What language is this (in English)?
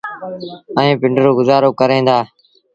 Sindhi Bhil